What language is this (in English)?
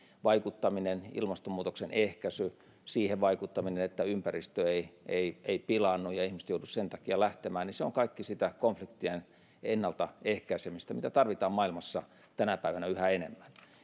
Finnish